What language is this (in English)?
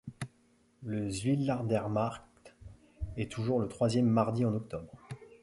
French